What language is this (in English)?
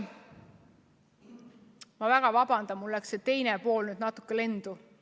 Estonian